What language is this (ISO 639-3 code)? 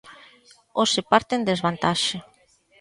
glg